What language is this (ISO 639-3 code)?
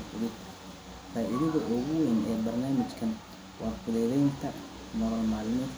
som